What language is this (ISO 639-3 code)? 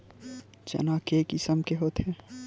hne